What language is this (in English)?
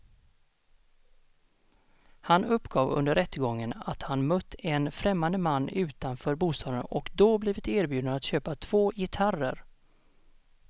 Swedish